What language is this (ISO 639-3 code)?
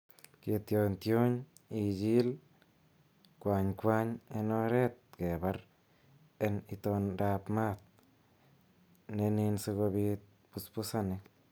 kln